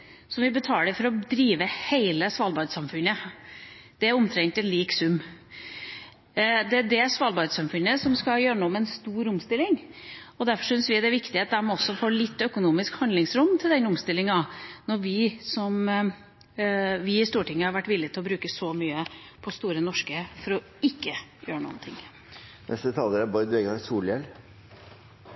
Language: Norwegian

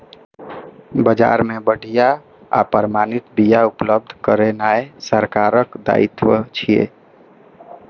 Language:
Maithili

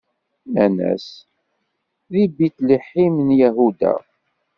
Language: Kabyle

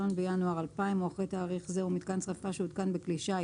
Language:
Hebrew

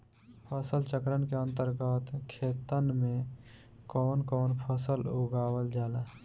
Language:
Bhojpuri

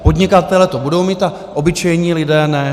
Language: Czech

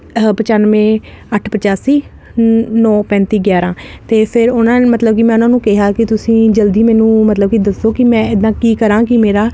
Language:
Punjabi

